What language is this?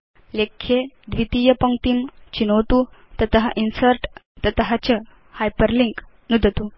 Sanskrit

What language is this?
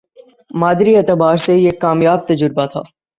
Urdu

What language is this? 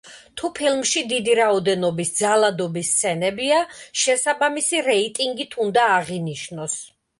Georgian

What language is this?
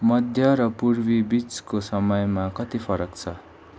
Nepali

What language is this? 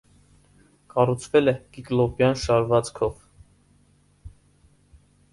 Armenian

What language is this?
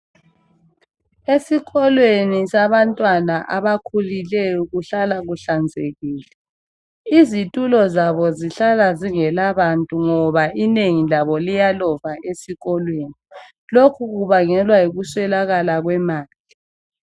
North Ndebele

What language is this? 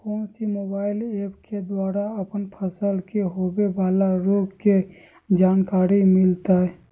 Magahi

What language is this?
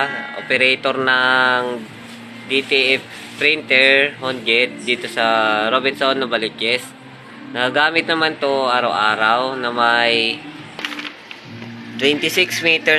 Filipino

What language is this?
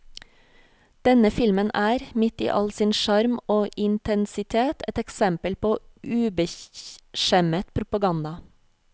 Norwegian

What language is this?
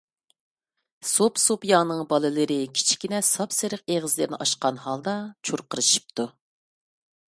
Uyghur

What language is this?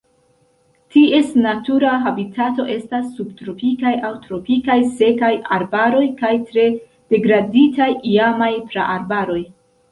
Esperanto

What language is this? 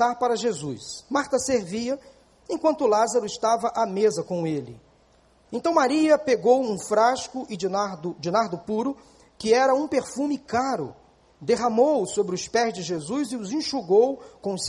Portuguese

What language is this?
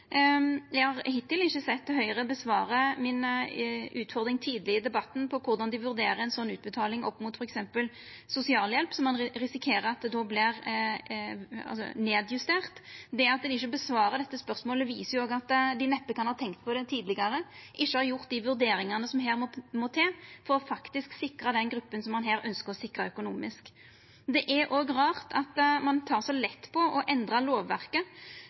Norwegian Nynorsk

